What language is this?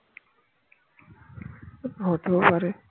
Bangla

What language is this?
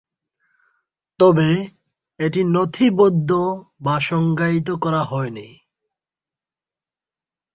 Bangla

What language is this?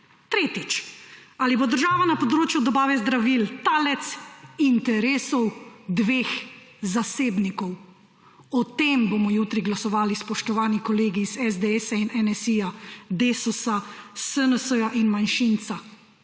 Slovenian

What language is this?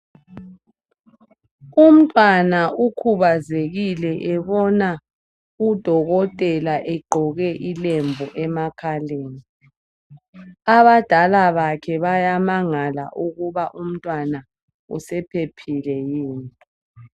North Ndebele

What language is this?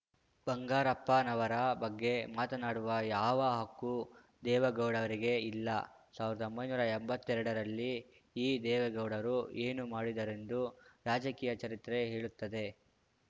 Kannada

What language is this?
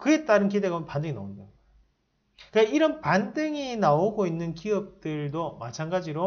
Korean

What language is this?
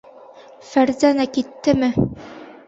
Bashkir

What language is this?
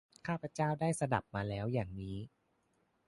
Thai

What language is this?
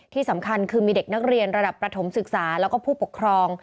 Thai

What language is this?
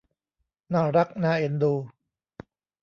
Thai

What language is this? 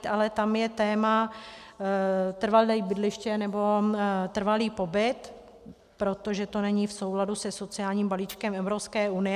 Czech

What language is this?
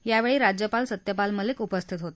Marathi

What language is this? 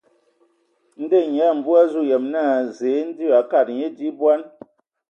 Ewondo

